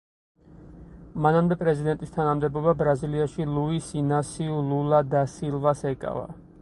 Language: Georgian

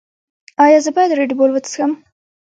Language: Pashto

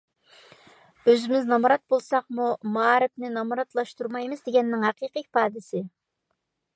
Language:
Uyghur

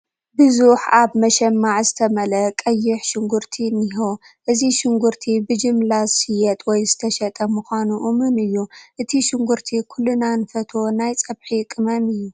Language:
Tigrinya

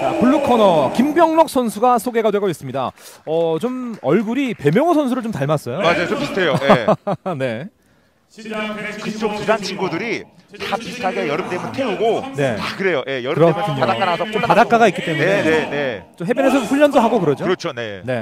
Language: Korean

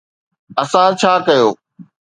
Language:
Sindhi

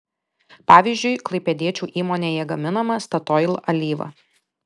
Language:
Lithuanian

